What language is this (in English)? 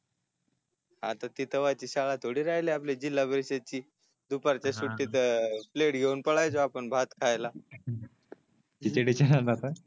Marathi